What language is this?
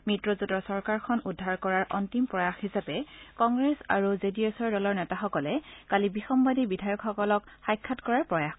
Assamese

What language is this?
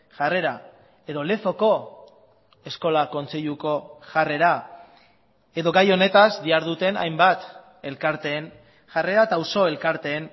Basque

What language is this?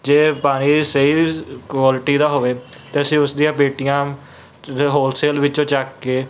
Punjabi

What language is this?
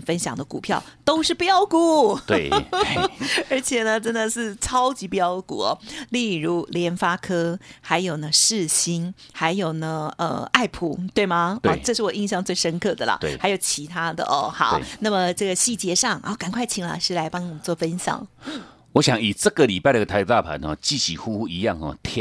Chinese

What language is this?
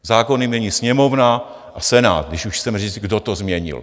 Czech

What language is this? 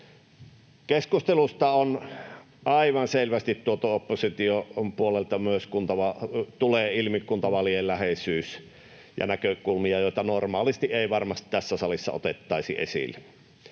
Finnish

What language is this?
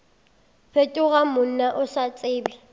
Northern Sotho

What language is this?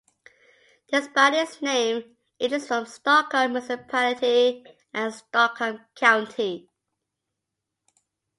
English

